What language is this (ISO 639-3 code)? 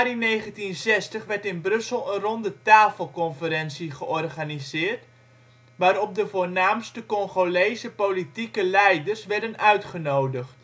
nld